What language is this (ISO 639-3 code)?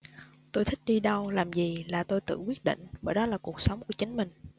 vie